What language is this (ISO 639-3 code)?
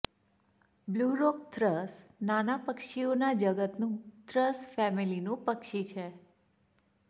guj